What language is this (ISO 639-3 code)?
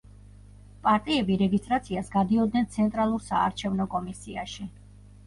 kat